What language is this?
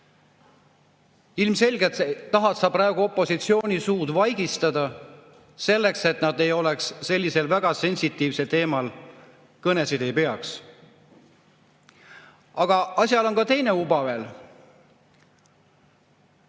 Estonian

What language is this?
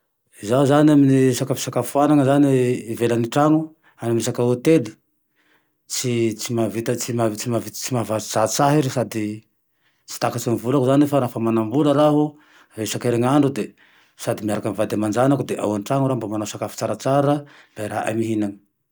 Tandroy-Mahafaly Malagasy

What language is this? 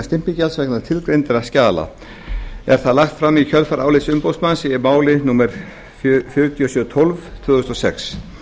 Icelandic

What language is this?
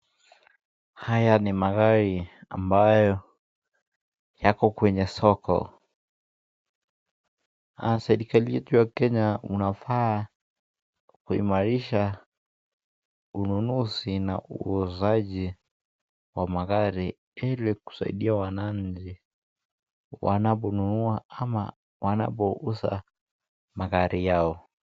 Swahili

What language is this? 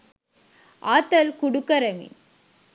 Sinhala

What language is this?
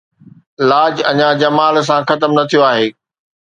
Sindhi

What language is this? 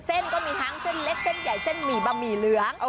Thai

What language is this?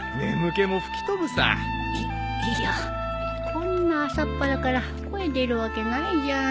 Japanese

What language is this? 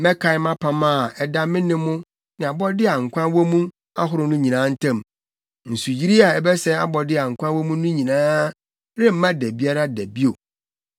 Akan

